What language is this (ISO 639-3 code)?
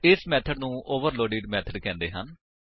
pan